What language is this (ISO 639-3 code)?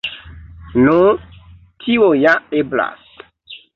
epo